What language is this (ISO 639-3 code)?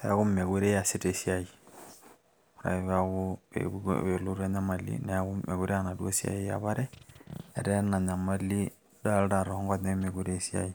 mas